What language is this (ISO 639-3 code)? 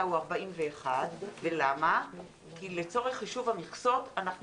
heb